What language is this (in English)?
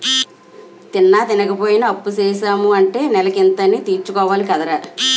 Telugu